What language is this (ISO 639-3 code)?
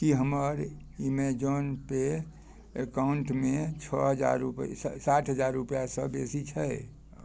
mai